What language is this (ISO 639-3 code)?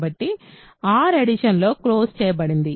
tel